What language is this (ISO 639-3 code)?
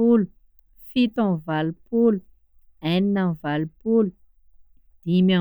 skg